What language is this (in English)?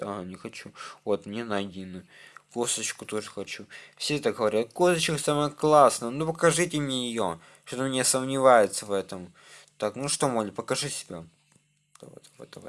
Russian